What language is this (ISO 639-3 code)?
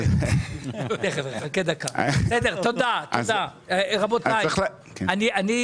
heb